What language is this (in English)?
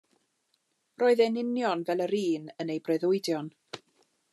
Welsh